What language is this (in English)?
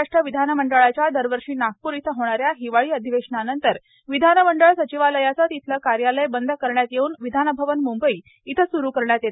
Marathi